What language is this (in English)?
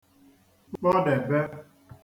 Igbo